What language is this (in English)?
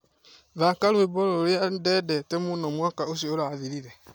Kikuyu